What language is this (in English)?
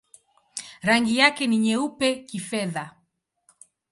Swahili